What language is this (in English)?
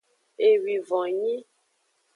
Aja (Benin)